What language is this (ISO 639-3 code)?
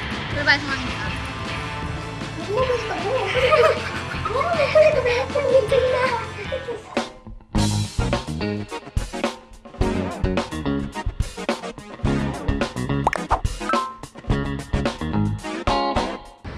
kor